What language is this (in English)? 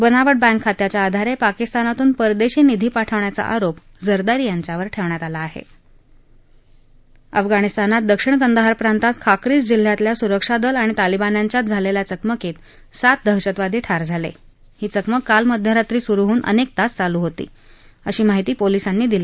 Marathi